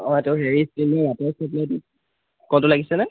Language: Assamese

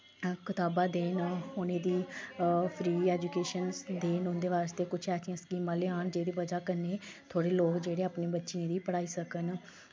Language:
Dogri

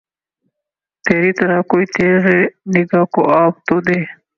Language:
Urdu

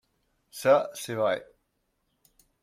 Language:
French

